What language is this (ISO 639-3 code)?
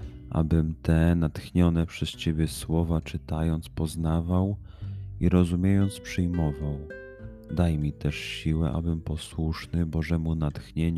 pol